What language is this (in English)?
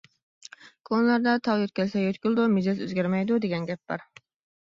Uyghur